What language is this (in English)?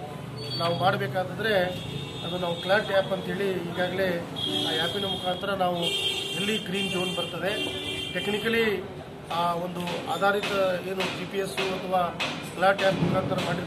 Romanian